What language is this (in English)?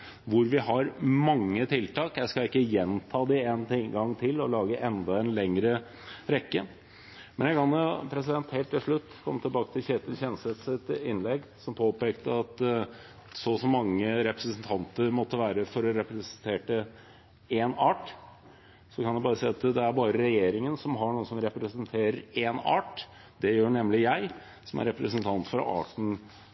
Norwegian Bokmål